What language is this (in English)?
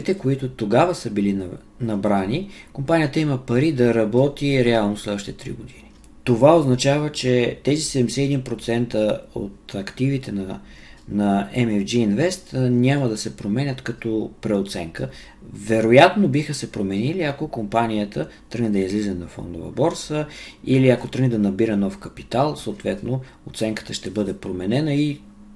Bulgarian